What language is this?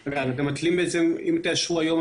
Hebrew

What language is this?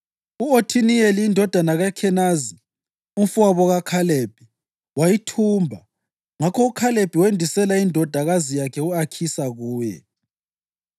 North Ndebele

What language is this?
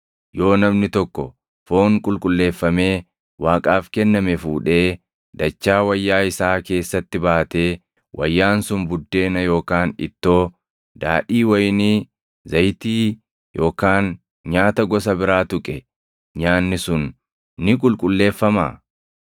Oromo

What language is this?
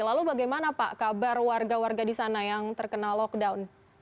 Indonesian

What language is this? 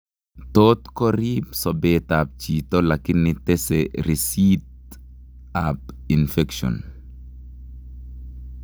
Kalenjin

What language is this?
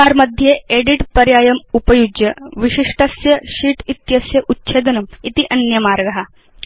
Sanskrit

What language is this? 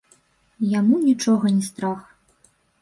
Belarusian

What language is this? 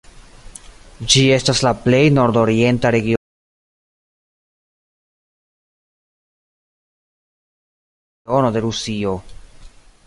Esperanto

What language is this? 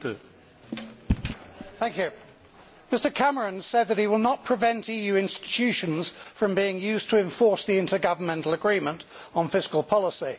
English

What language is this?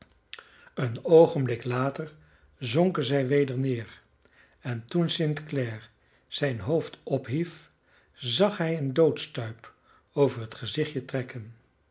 Dutch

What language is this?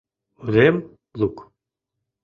Mari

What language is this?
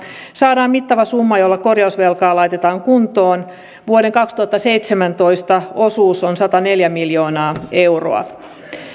Finnish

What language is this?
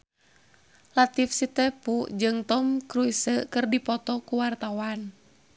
Sundanese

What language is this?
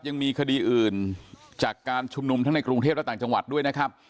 Thai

